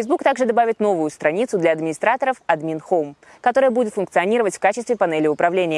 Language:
Russian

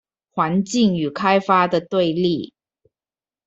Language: Chinese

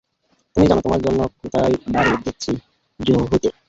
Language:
Bangla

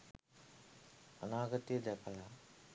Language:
Sinhala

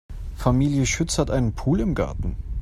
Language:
German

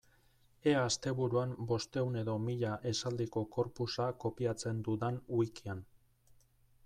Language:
Basque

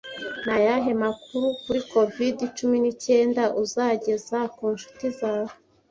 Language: Kinyarwanda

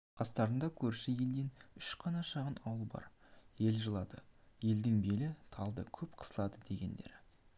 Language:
Kazakh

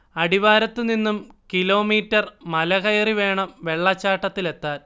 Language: Malayalam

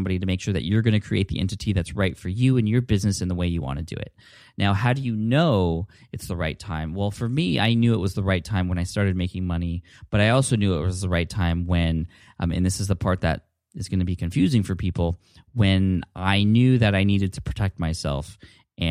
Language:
English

